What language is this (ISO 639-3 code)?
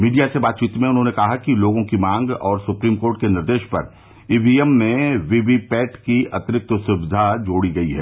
hin